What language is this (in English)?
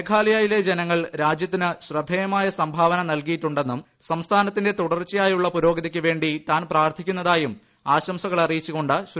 Malayalam